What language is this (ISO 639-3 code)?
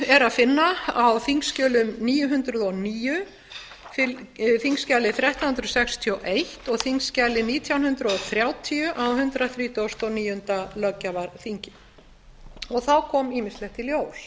isl